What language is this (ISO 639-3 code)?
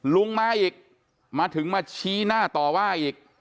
tha